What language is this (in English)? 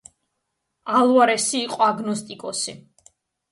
Georgian